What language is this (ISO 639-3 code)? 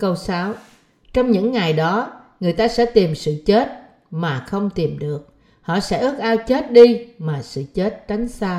vie